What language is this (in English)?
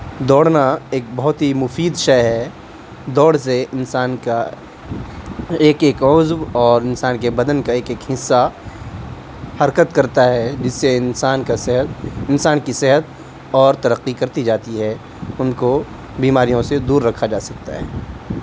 Urdu